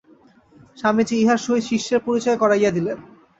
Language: Bangla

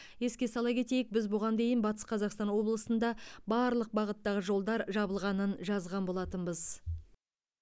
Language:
Kazakh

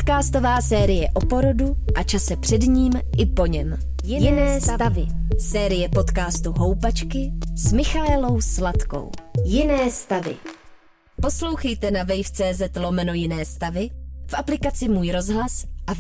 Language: Czech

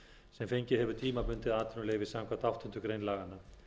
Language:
Icelandic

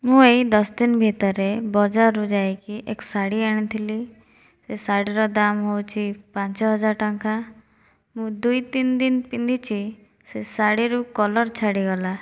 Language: Odia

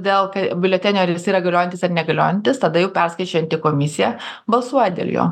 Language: Lithuanian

